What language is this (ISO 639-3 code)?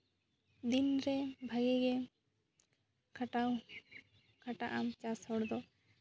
sat